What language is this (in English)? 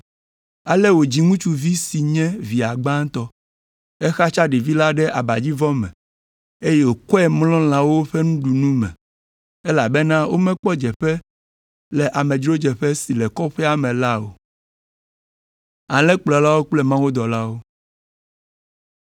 Ewe